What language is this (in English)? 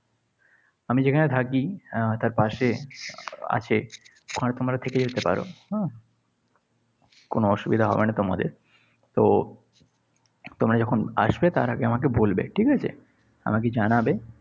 Bangla